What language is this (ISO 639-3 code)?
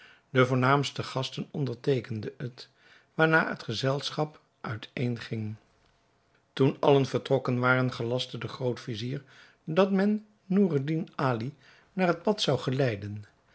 nld